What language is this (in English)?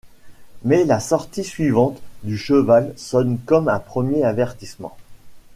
French